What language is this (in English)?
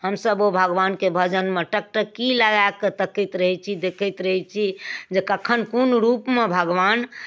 Maithili